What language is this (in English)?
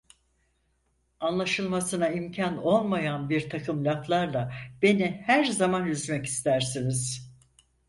Turkish